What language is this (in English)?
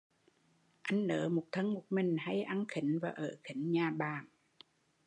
Vietnamese